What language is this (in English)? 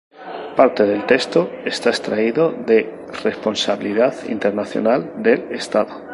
Spanish